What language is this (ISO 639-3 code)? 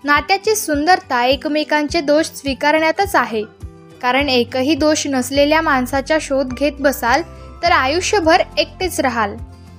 mar